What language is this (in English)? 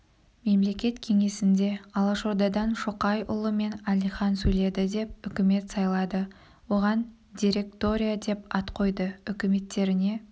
Kazakh